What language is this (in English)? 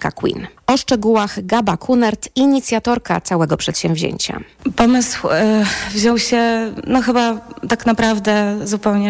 Polish